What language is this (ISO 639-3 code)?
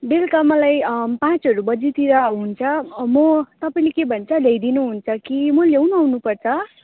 nep